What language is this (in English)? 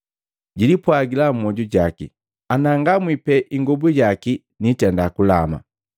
Matengo